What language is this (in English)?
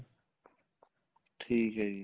Punjabi